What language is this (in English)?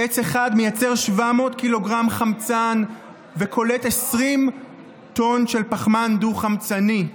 Hebrew